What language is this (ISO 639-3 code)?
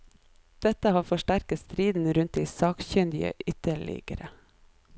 nor